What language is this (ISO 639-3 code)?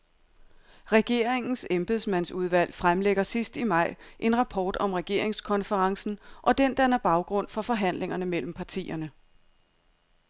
dan